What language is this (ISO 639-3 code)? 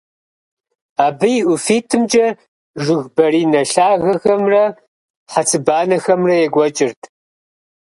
kbd